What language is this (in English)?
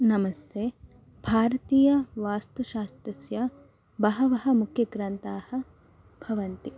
Sanskrit